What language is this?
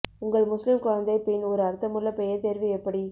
Tamil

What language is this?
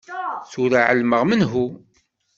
Kabyle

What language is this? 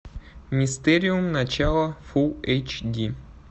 Russian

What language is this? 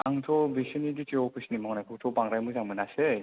Bodo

